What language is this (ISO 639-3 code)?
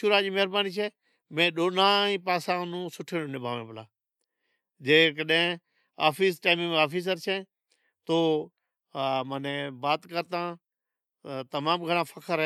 odk